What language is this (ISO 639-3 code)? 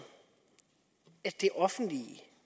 dan